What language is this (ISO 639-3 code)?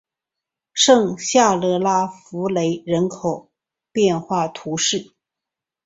zho